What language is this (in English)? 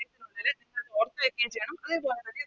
Malayalam